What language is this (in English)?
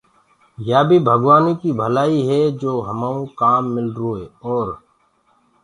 Gurgula